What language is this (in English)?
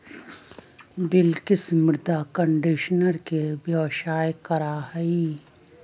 Magahi